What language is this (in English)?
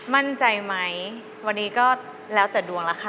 Thai